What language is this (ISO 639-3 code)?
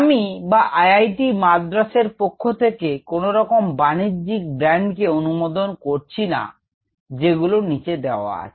ben